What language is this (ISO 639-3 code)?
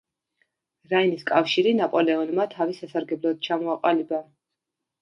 kat